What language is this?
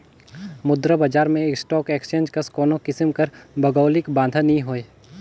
Chhattisgarhi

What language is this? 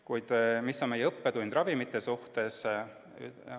Estonian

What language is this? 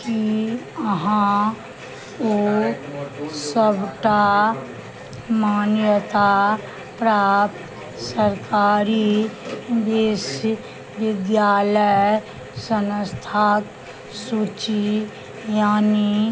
Maithili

